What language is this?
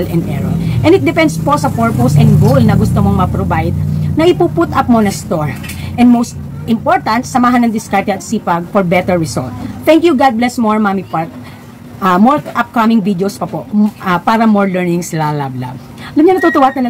Filipino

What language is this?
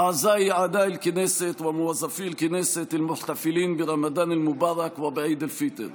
Hebrew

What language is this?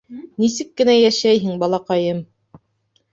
Bashkir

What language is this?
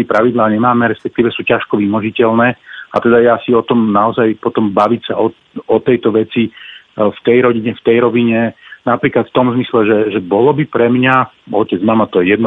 Slovak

